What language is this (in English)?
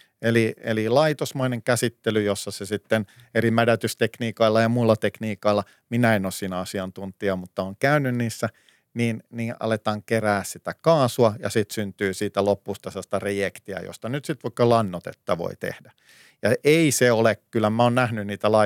Finnish